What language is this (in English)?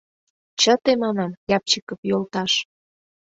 Mari